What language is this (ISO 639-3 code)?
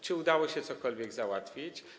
pol